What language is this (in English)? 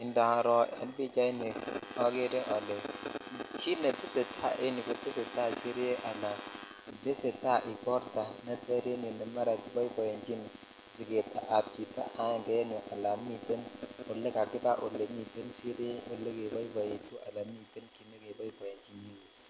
Kalenjin